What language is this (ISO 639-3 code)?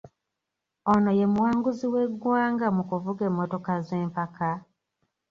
lug